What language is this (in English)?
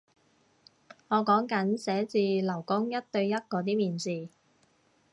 Cantonese